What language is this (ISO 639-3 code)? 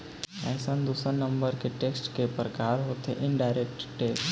hne